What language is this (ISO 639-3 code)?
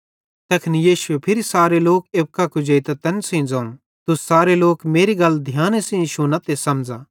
bhd